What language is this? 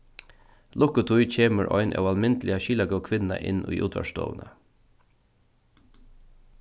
Faroese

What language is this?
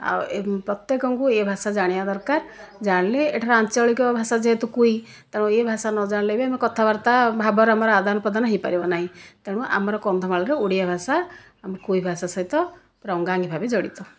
Odia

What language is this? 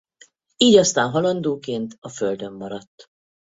Hungarian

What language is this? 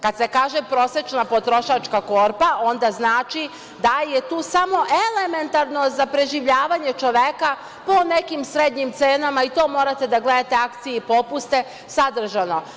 Serbian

